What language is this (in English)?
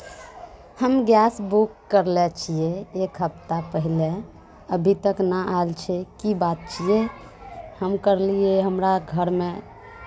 Maithili